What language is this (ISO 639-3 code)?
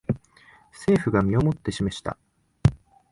jpn